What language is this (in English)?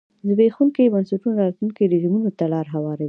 Pashto